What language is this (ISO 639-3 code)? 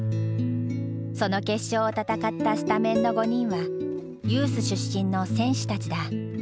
jpn